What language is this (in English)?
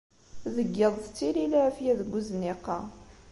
Kabyle